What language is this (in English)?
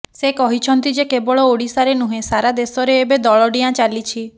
Odia